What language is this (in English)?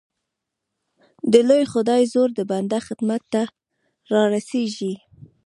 Pashto